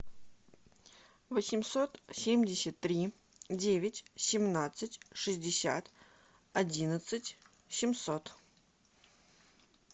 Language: Russian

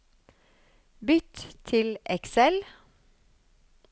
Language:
Norwegian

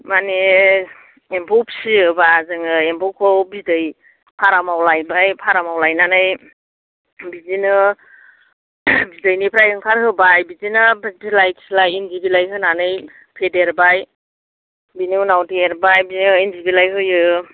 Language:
Bodo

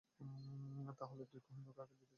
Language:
Bangla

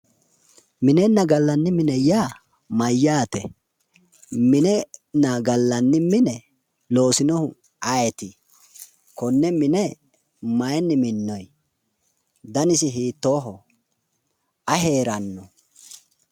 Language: Sidamo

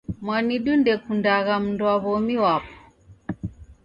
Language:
Taita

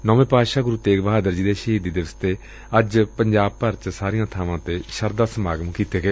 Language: Punjabi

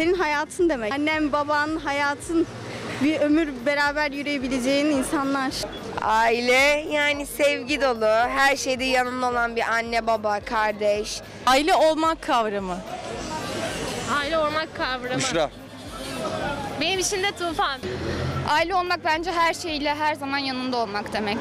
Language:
Turkish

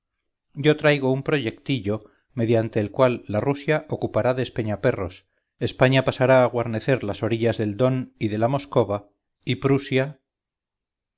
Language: Spanish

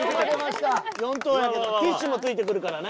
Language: Japanese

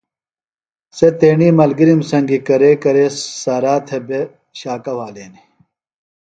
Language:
Phalura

